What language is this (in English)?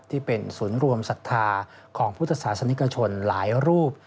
Thai